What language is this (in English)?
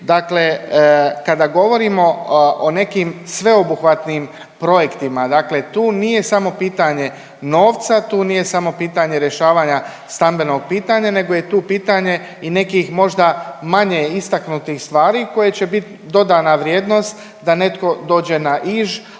Croatian